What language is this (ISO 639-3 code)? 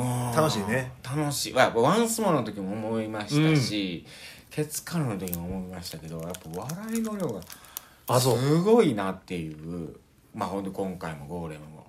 jpn